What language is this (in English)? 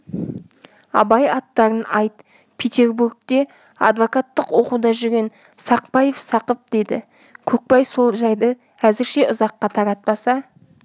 Kazakh